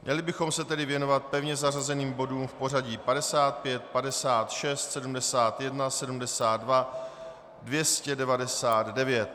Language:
Czech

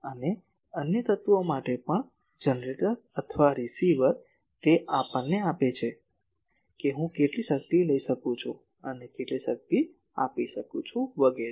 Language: Gujarati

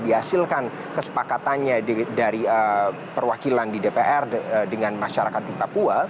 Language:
Indonesian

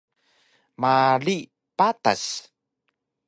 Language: Taroko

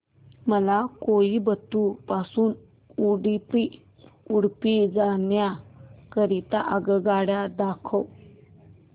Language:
Marathi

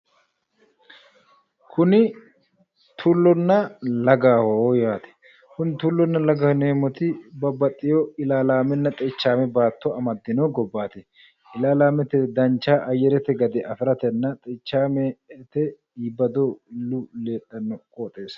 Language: Sidamo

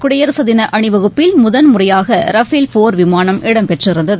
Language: Tamil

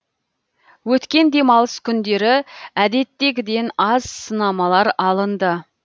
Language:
Kazakh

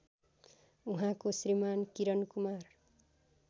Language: Nepali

